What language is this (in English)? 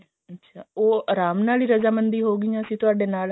Punjabi